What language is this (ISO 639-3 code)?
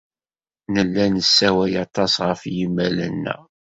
kab